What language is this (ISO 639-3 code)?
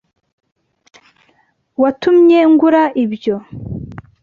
kin